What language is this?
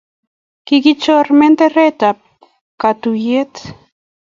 Kalenjin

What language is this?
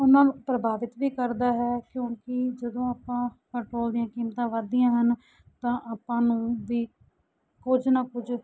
Punjabi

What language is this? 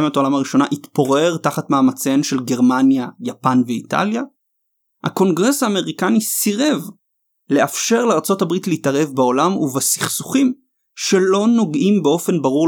Hebrew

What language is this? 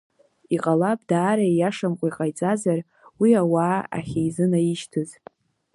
Abkhazian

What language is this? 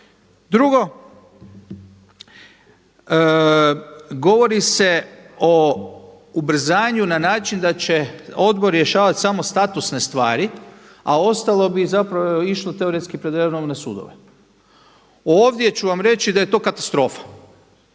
Croatian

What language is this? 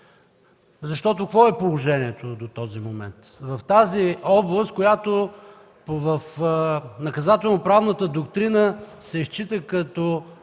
Bulgarian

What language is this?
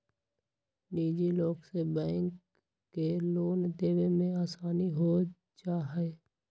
Magahi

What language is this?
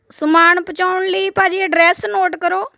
Punjabi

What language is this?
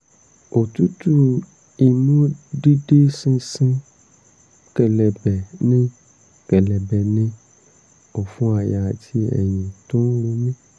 Yoruba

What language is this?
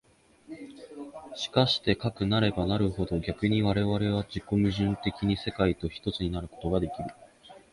Japanese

